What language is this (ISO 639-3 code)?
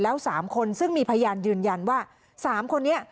tha